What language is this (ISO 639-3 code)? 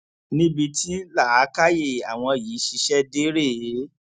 yor